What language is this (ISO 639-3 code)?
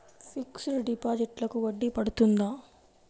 tel